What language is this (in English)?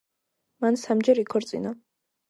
Georgian